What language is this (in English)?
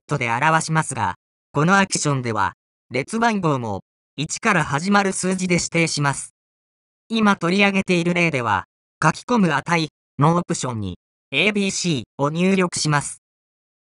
Japanese